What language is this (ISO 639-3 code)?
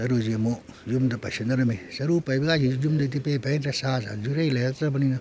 mni